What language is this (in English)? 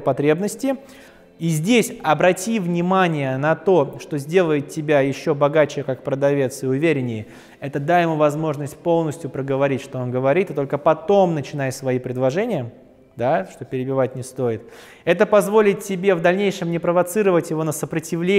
Russian